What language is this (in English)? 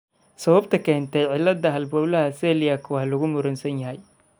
Somali